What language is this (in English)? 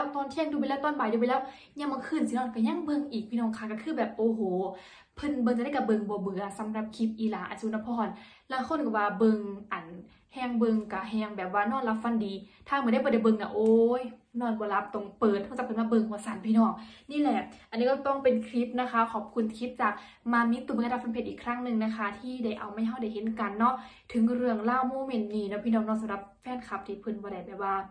Thai